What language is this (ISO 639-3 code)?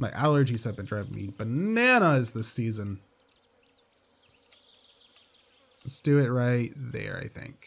eng